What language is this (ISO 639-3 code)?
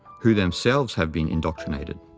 eng